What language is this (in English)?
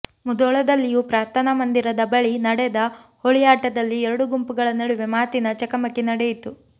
Kannada